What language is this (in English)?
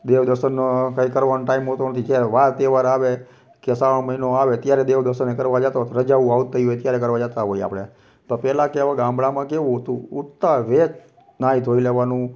Gujarati